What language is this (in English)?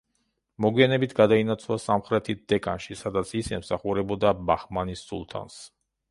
Georgian